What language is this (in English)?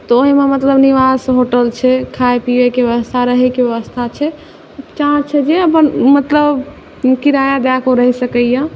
Maithili